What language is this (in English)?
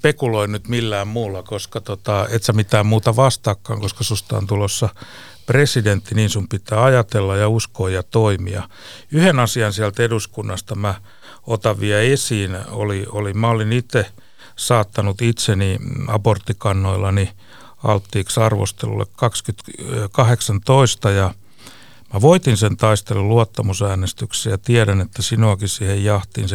Finnish